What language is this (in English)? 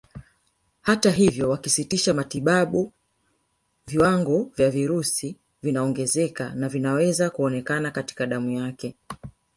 Swahili